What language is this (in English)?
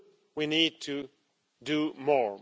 English